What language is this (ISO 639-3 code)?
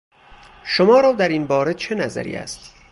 fas